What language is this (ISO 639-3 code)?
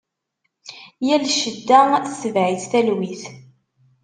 kab